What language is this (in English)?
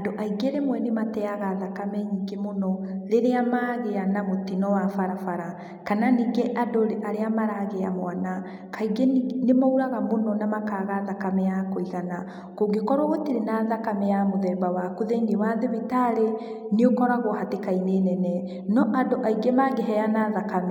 Kikuyu